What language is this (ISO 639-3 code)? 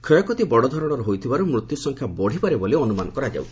ori